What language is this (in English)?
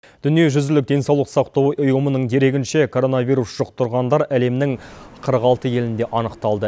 Kazakh